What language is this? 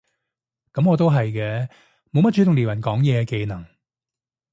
Cantonese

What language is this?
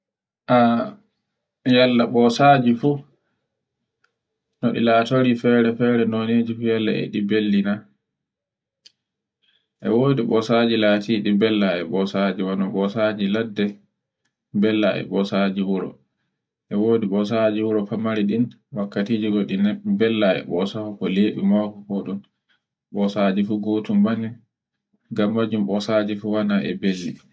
Borgu Fulfulde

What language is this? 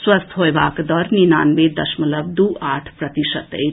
Maithili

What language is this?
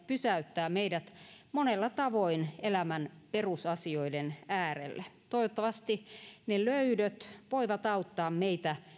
Finnish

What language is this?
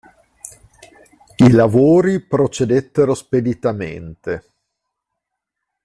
Italian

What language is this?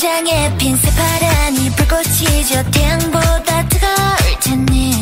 Korean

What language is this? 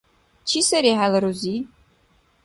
Dargwa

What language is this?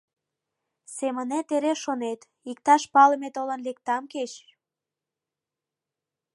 Mari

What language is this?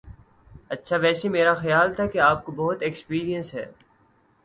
Urdu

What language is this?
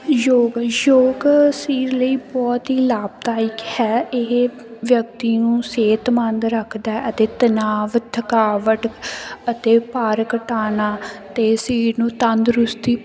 Punjabi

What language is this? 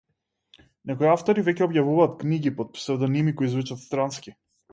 Macedonian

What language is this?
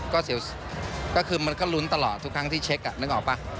Thai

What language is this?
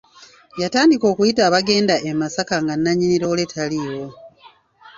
Ganda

